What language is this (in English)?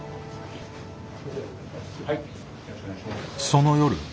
Japanese